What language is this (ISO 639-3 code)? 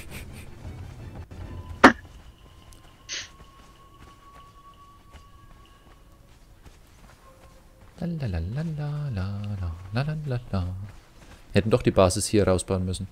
deu